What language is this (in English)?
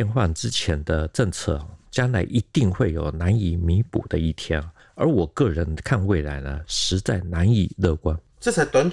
Chinese